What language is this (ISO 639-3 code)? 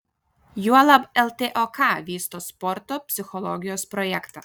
lit